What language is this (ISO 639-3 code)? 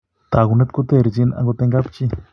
kln